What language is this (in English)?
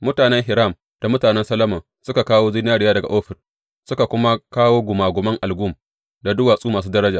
Hausa